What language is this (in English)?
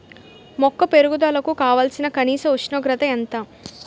Telugu